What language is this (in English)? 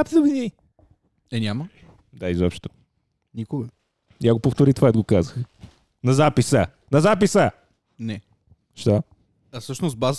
Bulgarian